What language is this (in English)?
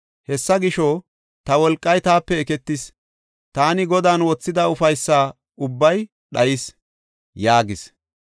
Gofa